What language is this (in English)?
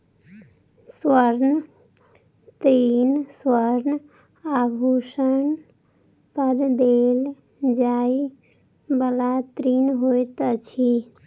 Maithili